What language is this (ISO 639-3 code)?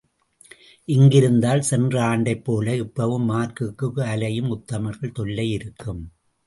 tam